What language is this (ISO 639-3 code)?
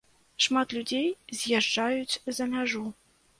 bel